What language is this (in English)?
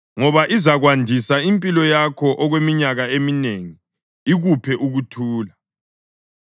North Ndebele